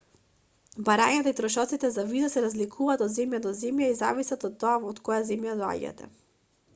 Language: Macedonian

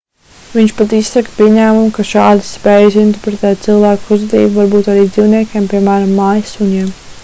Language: Latvian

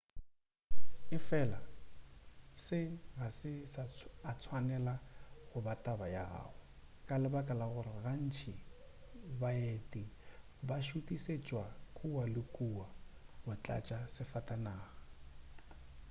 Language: Northern Sotho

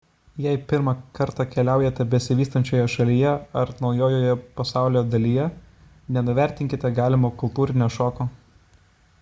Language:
Lithuanian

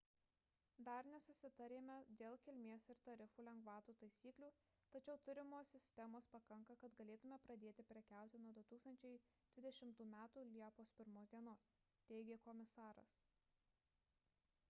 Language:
Lithuanian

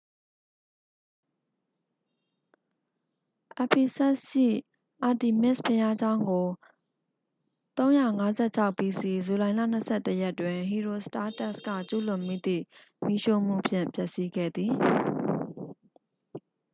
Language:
Burmese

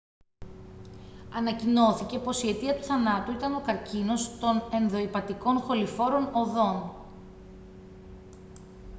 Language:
Greek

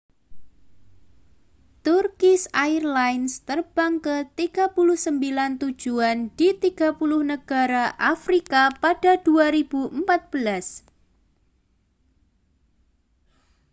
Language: Indonesian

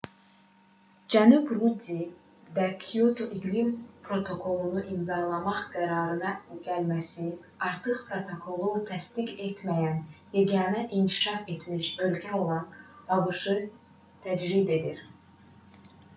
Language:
Azerbaijani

